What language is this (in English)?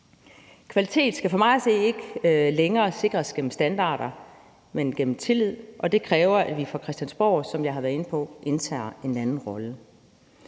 Danish